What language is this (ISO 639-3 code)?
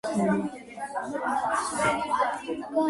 kat